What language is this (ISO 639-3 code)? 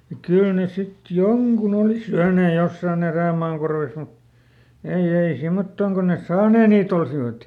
fin